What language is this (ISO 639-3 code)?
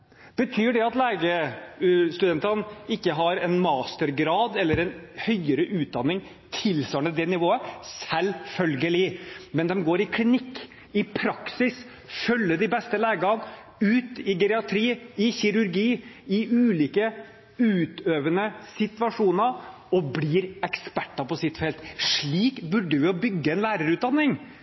nob